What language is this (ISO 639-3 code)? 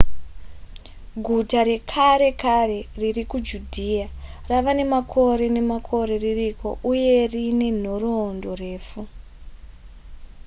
sna